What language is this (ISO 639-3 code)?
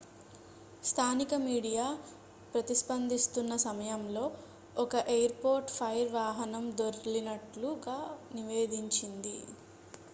tel